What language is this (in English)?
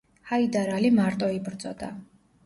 Georgian